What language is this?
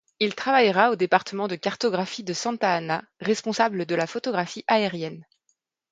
French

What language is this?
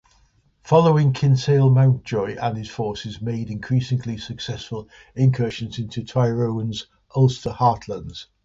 English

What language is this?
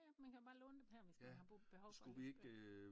Danish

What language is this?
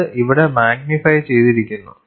Malayalam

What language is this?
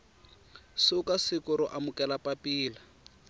Tsonga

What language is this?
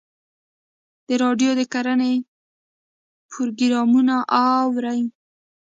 Pashto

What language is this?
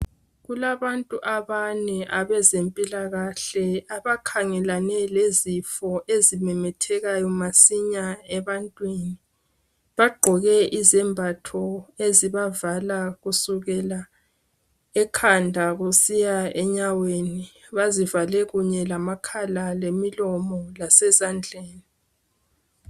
North Ndebele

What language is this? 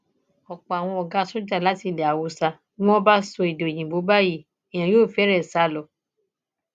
Yoruba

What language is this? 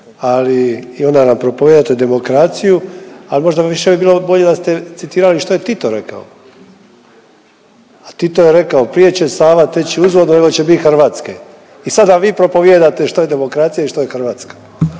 Croatian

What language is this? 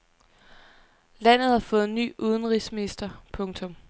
Danish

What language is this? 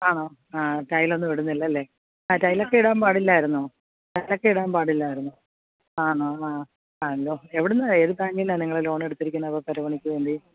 Malayalam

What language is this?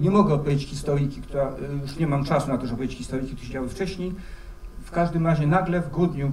Polish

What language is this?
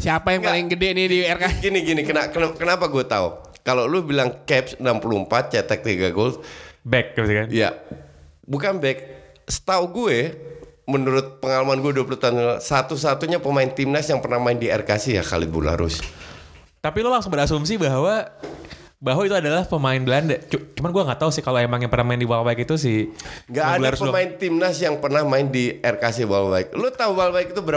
Indonesian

